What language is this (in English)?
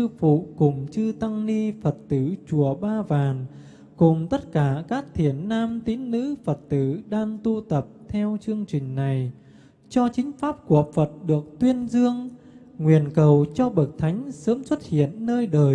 Vietnamese